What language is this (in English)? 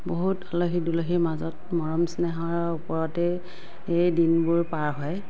Assamese